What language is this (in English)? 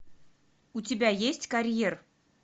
Russian